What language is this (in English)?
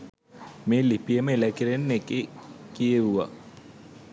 Sinhala